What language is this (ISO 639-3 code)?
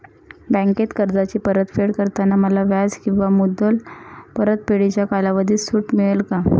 mar